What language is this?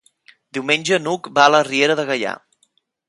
Catalan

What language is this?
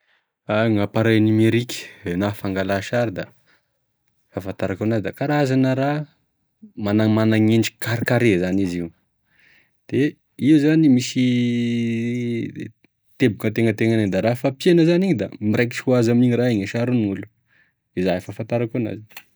Tesaka Malagasy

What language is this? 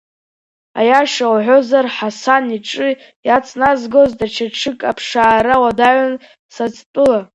Abkhazian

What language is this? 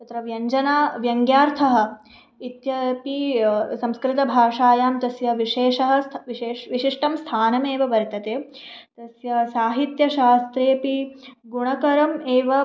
Sanskrit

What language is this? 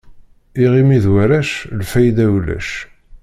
Kabyle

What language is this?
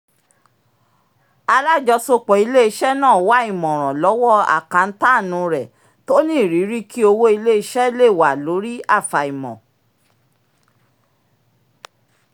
Yoruba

